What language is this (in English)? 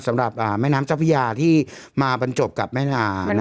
Thai